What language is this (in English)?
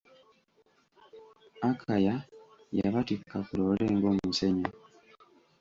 Ganda